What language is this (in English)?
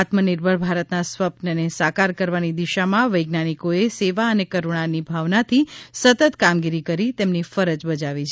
Gujarati